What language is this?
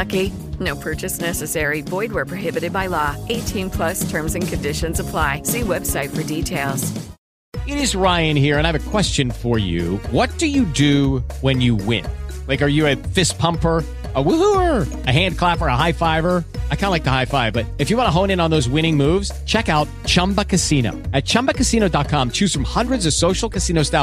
Italian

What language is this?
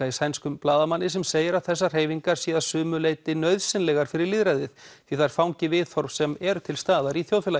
Icelandic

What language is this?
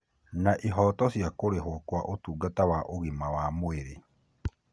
Kikuyu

